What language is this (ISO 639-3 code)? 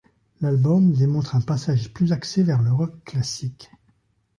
fra